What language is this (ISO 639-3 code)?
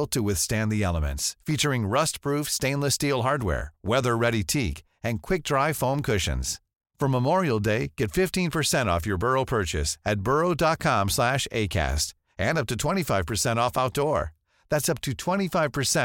swe